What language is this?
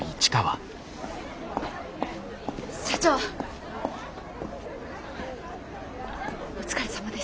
Japanese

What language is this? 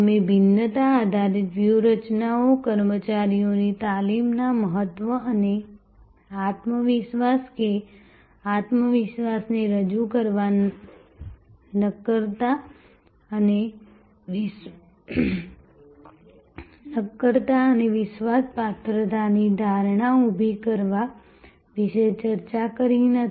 Gujarati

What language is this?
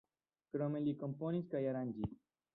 Esperanto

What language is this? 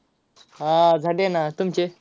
Marathi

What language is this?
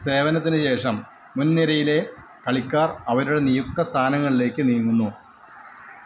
Malayalam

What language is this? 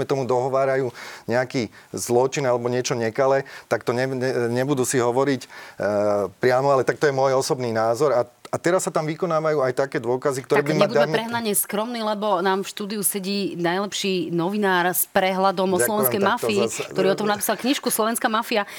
Slovak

